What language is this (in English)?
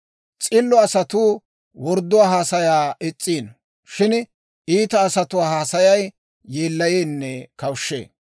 Dawro